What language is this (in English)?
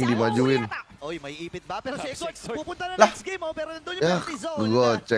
Indonesian